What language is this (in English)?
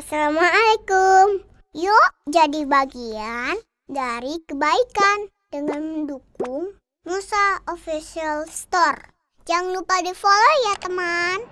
Indonesian